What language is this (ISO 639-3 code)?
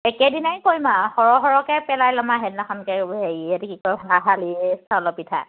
asm